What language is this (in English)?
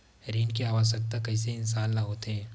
Chhattisgarhi